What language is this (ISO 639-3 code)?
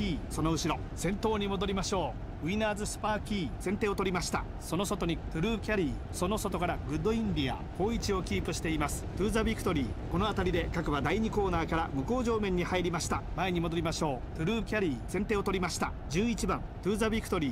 jpn